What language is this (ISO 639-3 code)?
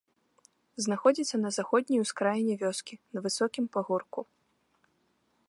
bel